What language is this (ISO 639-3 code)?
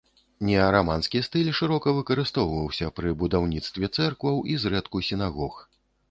bel